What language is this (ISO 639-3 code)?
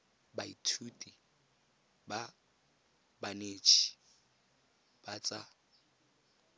tsn